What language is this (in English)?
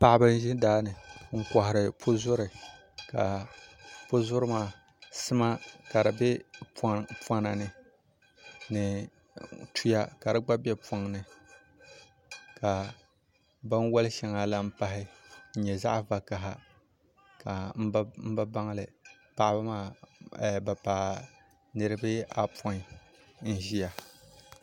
Dagbani